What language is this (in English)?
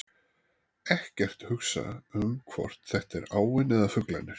Icelandic